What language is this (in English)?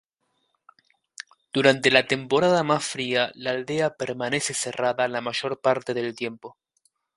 Spanish